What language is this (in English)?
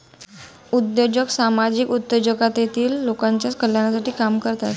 Marathi